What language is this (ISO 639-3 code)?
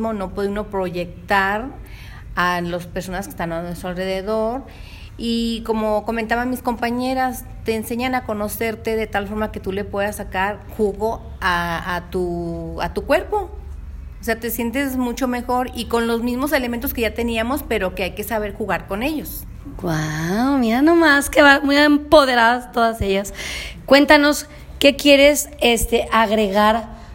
spa